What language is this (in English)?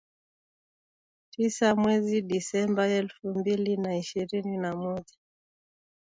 Swahili